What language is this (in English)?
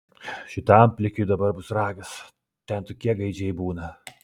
Lithuanian